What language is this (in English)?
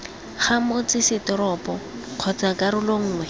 Tswana